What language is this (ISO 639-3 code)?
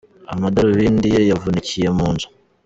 kin